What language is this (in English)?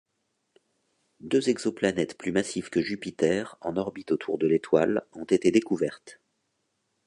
French